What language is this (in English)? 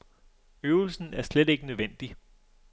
Danish